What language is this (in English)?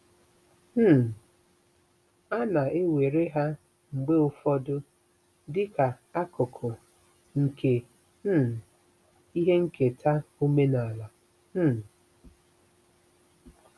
Igbo